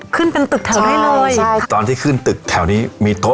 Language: Thai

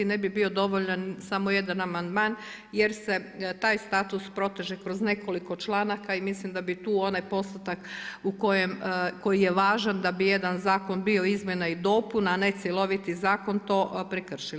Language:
Croatian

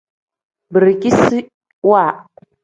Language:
Tem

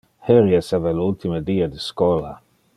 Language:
Interlingua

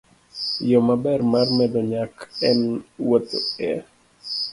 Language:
Luo (Kenya and Tanzania)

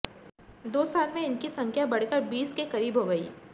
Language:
Hindi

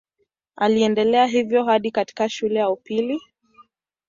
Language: Swahili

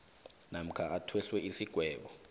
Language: South Ndebele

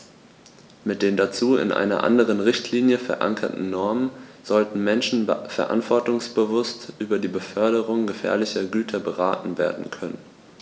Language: German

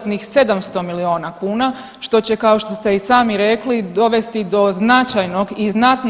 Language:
Croatian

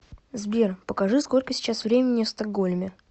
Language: Russian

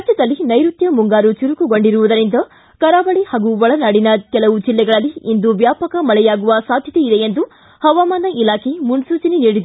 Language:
Kannada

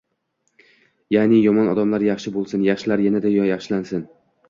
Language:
Uzbek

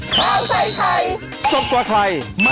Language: Thai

